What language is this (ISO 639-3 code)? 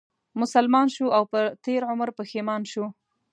pus